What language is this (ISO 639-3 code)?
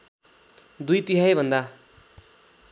nep